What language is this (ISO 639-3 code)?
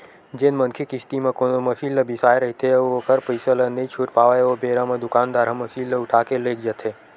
hne